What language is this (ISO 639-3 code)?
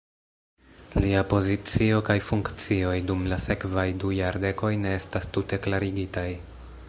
epo